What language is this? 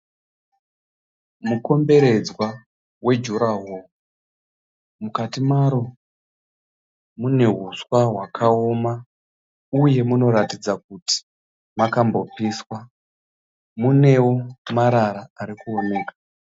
Shona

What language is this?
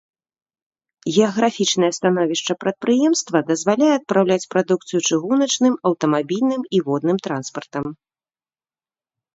Belarusian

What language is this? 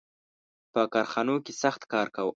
Pashto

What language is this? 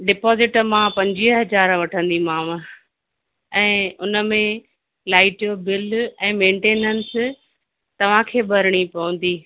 Sindhi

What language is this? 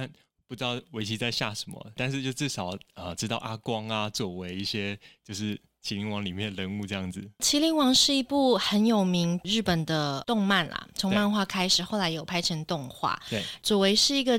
Chinese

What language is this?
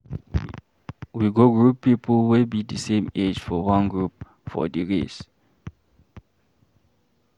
Nigerian Pidgin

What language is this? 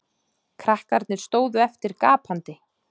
Icelandic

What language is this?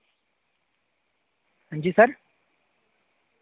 Dogri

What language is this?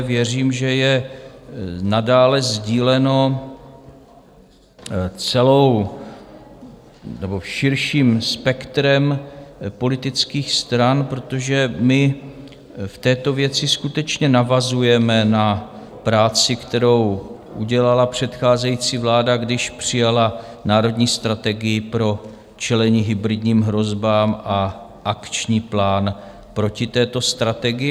Czech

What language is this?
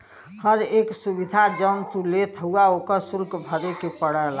Bhojpuri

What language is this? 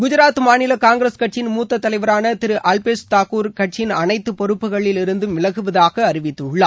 Tamil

